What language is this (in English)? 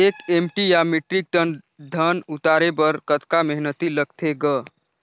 Chhattisgarhi